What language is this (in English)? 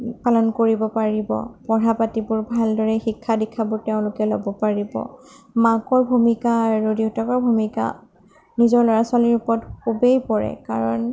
Assamese